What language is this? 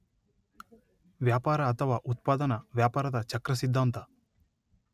Kannada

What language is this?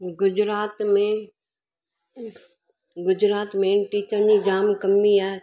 Sindhi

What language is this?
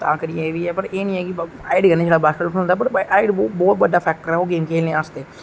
Dogri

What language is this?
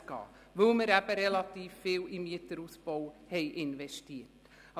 Swiss German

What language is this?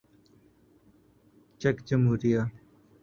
Urdu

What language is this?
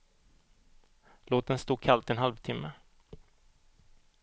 Swedish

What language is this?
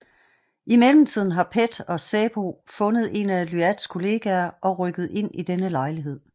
Danish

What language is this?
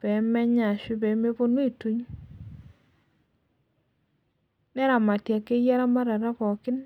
Masai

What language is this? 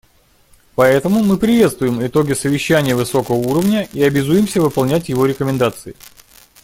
Russian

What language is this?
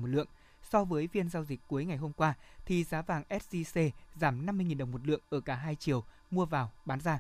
Vietnamese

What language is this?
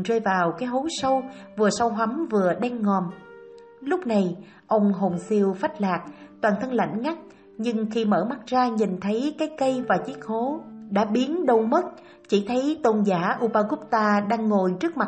Vietnamese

